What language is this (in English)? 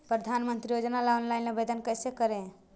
Magahi